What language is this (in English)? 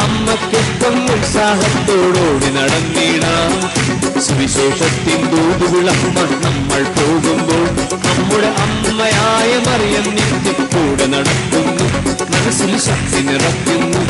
Malayalam